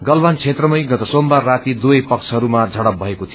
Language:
Nepali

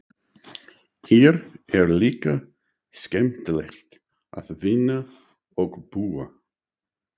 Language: Icelandic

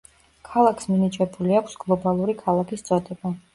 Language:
Georgian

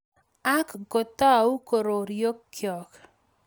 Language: Kalenjin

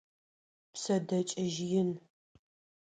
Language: Adyghe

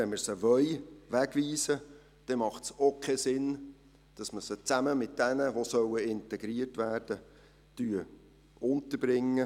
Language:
Swiss German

